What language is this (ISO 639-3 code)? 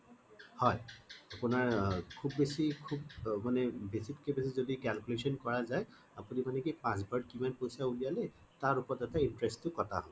asm